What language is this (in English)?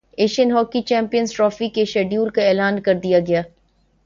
Urdu